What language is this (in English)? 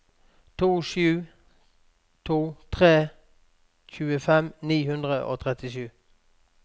Norwegian